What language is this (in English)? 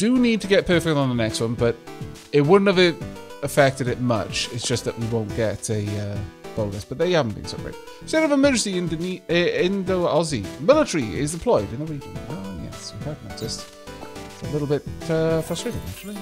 English